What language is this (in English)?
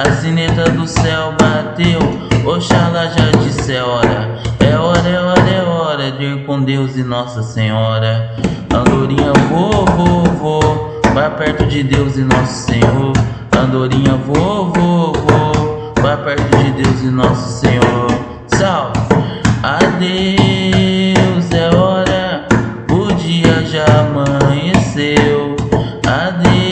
Portuguese